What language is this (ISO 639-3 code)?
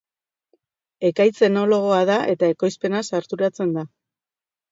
eus